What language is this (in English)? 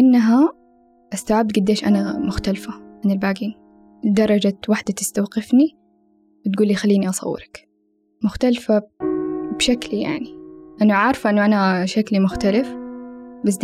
Arabic